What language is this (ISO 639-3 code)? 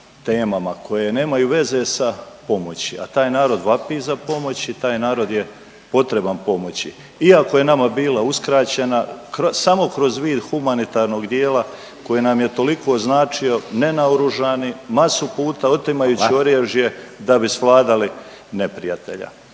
hrv